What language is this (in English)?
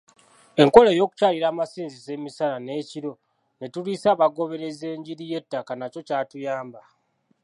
Ganda